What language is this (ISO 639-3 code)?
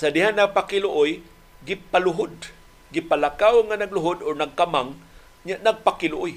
fil